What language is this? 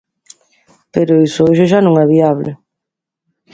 Galician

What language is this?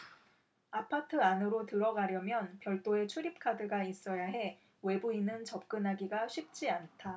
Korean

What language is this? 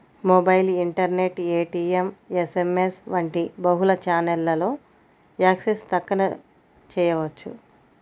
Telugu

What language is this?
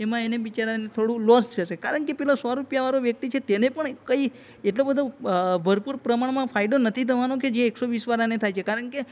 Gujarati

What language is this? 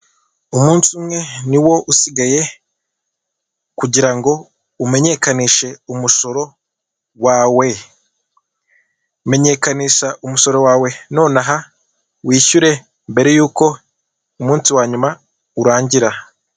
Kinyarwanda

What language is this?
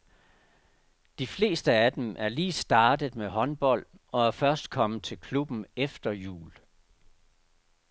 Danish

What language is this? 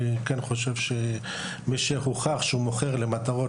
Hebrew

